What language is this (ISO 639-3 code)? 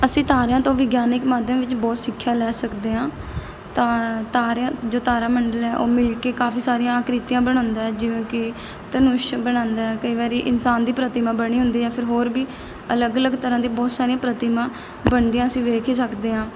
pan